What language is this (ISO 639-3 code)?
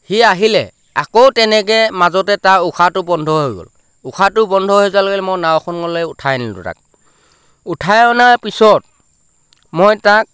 asm